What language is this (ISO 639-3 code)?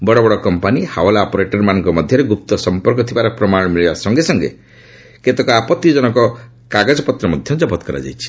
ori